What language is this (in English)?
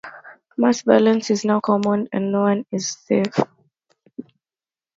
English